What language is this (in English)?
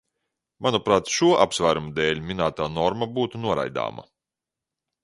Latvian